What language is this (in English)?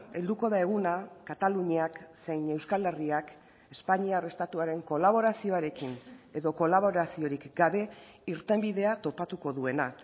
Basque